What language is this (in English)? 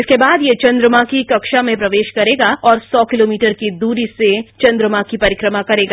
Hindi